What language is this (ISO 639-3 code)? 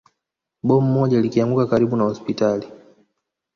swa